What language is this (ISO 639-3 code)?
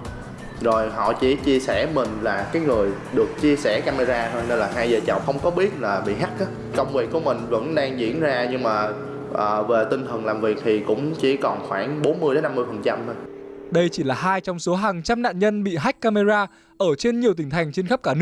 vie